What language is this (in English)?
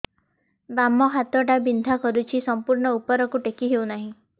Odia